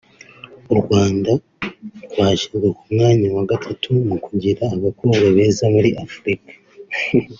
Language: Kinyarwanda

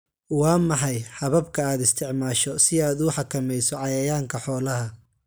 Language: Somali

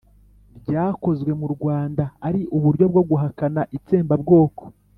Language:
Kinyarwanda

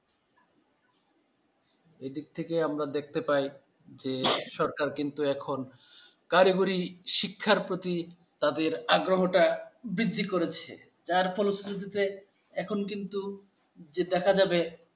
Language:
Bangla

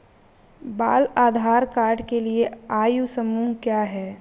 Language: Hindi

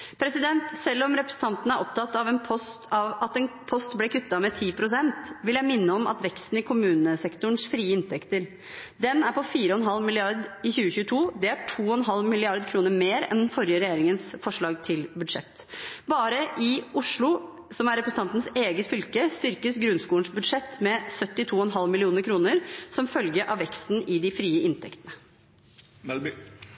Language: Norwegian Bokmål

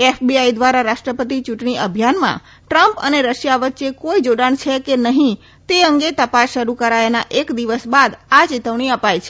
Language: Gujarati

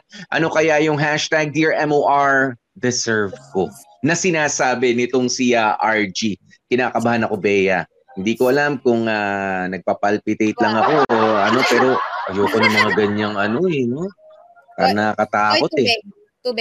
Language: Filipino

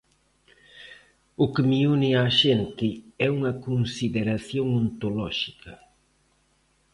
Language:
Galician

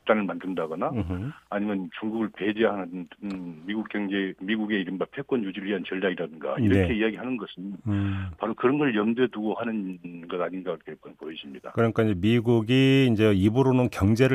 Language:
Korean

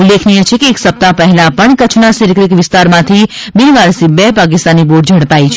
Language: Gujarati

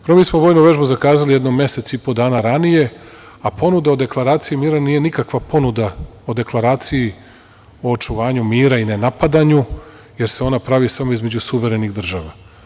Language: Serbian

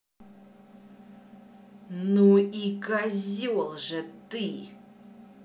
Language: Russian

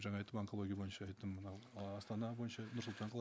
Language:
Kazakh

